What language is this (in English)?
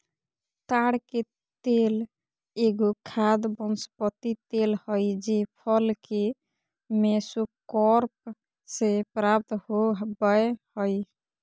Magahi